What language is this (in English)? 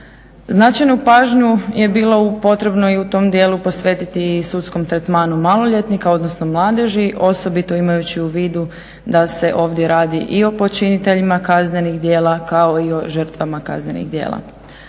Croatian